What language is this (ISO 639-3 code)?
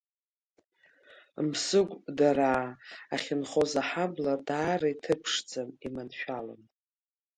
abk